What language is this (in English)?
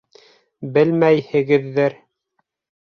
Bashkir